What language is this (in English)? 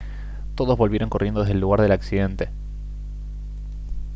Spanish